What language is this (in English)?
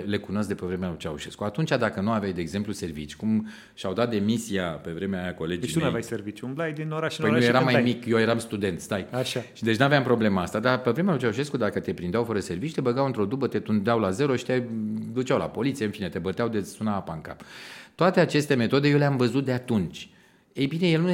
Romanian